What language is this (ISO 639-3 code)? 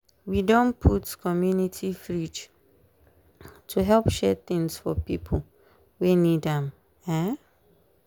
pcm